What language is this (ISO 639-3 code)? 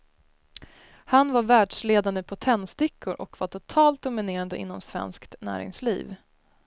swe